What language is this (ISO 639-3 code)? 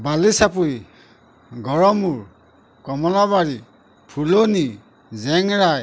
asm